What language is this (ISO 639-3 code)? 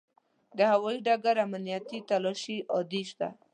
pus